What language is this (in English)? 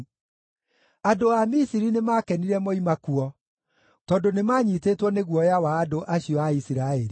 Kikuyu